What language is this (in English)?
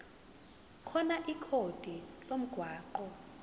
Zulu